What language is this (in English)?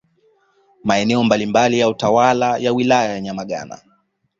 Swahili